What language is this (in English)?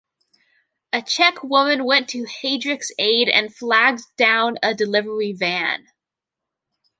English